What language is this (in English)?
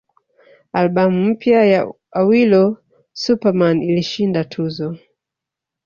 Swahili